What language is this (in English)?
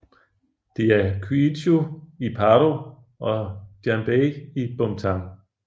Danish